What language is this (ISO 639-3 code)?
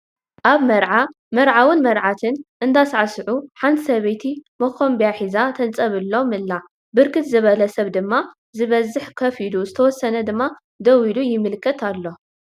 tir